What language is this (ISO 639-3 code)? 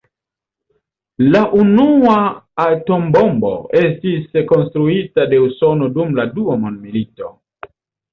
epo